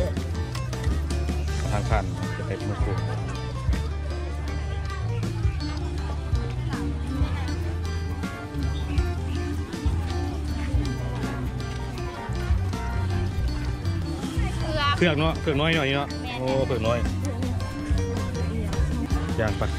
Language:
Thai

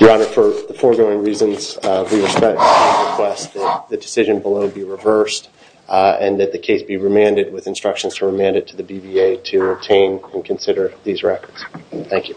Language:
English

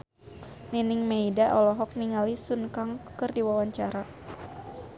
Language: Sundanese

